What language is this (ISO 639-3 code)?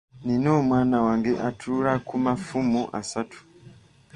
lug